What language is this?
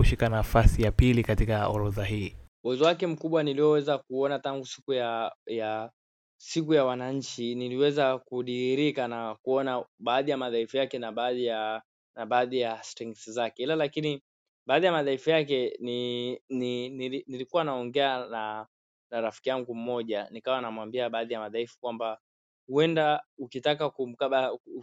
Swahili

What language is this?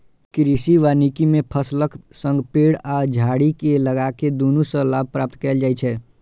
Maithili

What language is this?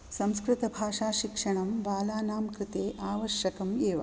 Sanskrit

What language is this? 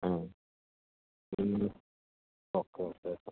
Malayalam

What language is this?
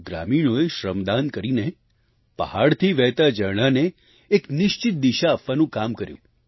Gujarati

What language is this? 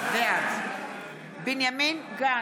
Hebrew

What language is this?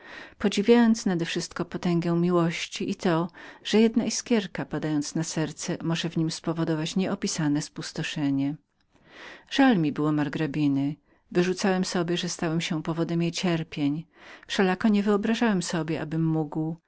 Polish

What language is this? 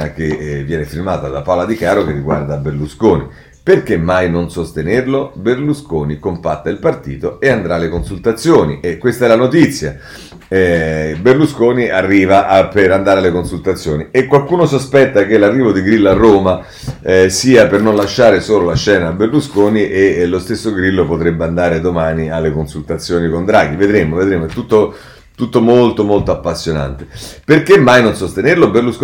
Italian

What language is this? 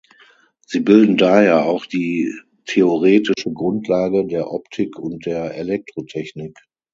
German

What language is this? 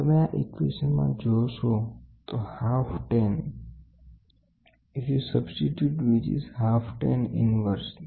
Gujarati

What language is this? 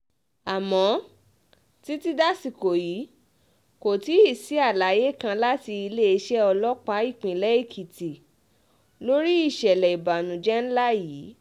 Yoruba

